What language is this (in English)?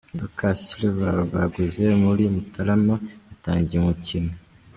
Kinyarwanda